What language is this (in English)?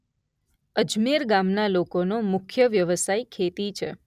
Gujarati